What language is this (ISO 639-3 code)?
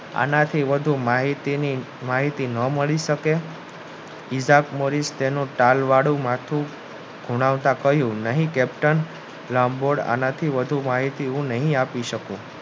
guj